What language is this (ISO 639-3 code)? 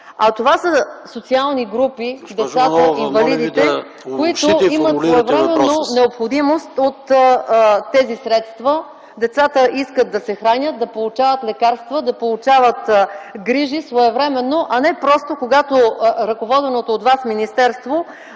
bul